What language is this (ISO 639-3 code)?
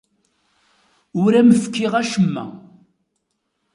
kab